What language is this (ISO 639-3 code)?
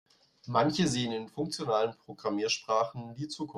deu